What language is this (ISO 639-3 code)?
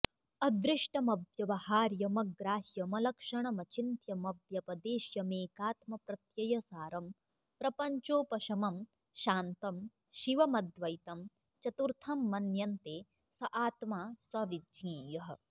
san